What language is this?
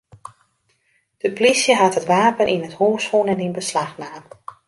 Western Frisian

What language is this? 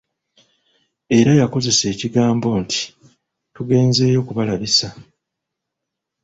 Ganda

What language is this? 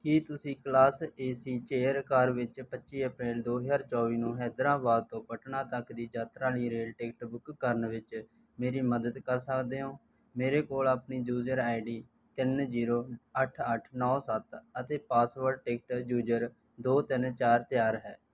Punjabi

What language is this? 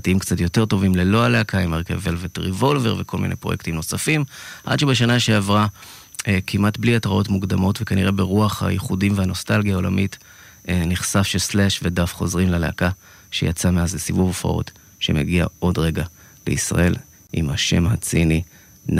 Hebrew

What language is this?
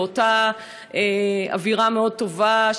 Hebrew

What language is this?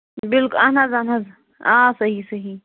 Kashmiri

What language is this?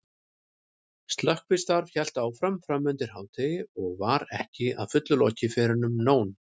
Icelandic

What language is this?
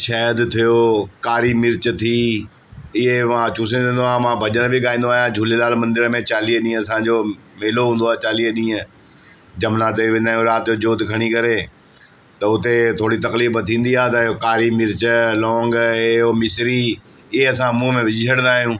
Sindhi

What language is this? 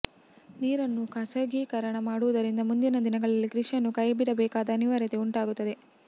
Kannada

